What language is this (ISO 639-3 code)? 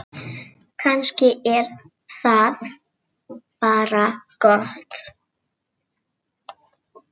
isl